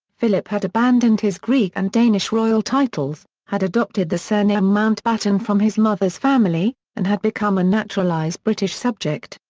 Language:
English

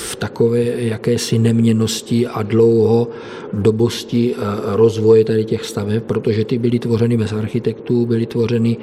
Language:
Czech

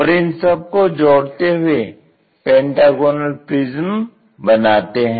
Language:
Hindi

